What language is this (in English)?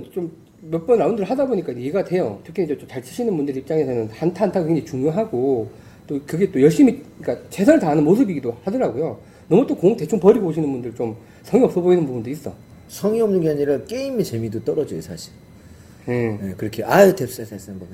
Korean